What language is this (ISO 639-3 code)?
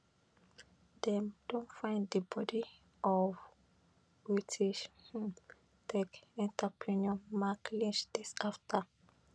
pcm